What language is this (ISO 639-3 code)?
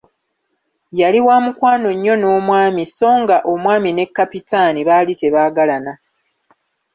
lug